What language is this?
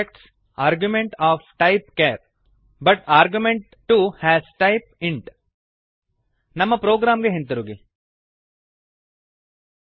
Kannada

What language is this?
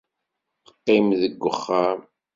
Kabyle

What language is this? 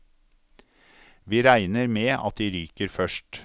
Norwegian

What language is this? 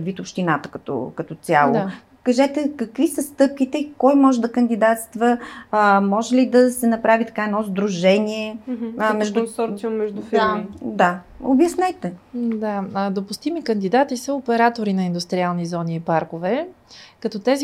Bulgarian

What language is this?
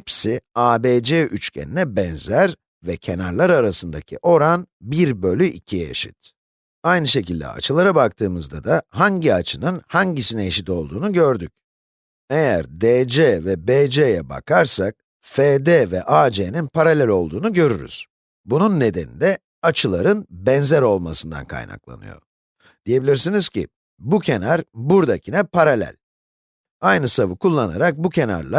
Turkish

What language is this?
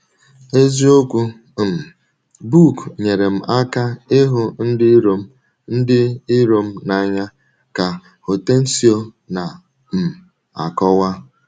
Igbo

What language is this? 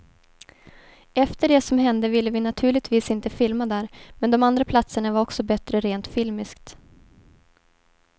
Swedish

